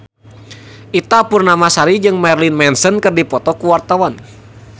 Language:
Sundanese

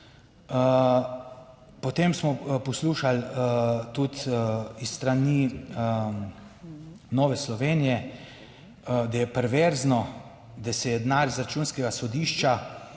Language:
Slovenian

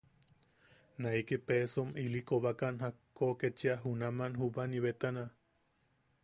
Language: Yaqui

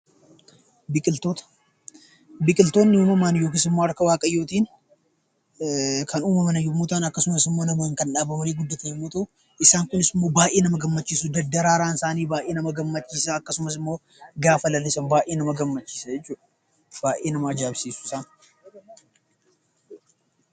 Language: Oromo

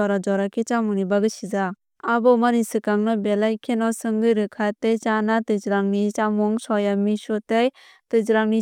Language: Kok Borok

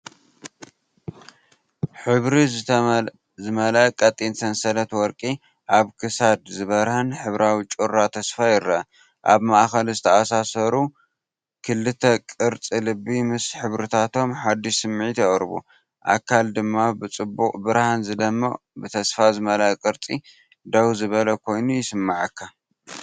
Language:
Tigrinya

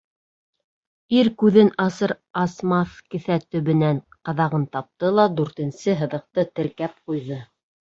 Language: Bashkir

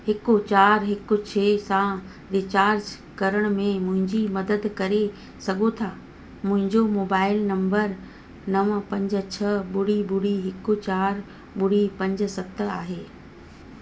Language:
Sindhi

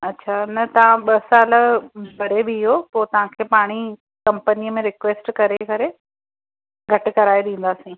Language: Sindhi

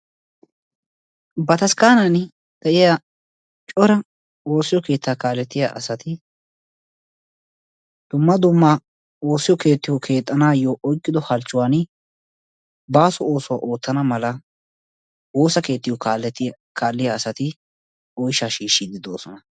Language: Wolaytta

